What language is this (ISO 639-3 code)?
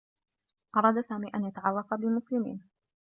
ara